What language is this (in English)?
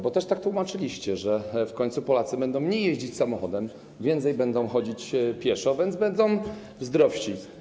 Polish